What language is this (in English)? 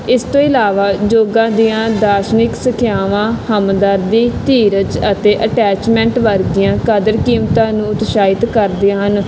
Punjabi